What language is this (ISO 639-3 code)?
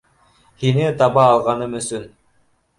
bak